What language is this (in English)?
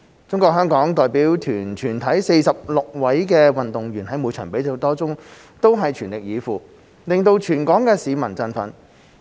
Cantonese